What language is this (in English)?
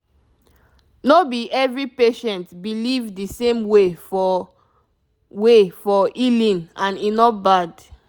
Nigerian Pidgin